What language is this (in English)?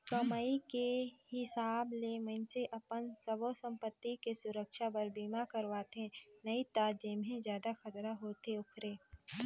Chhattisgarhi